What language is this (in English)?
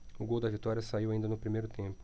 Portuguese